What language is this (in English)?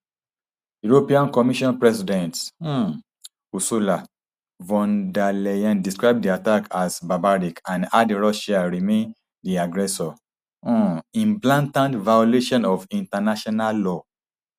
Nigerian Pidgin